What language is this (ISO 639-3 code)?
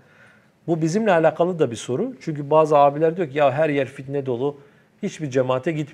tur